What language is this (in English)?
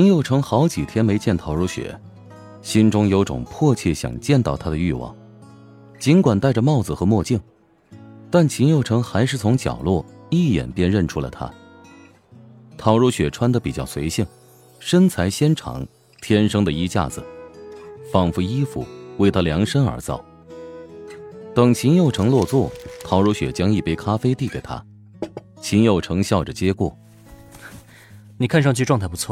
Chinese